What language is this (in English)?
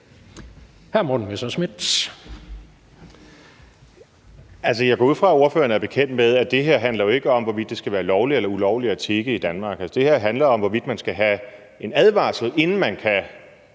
Danish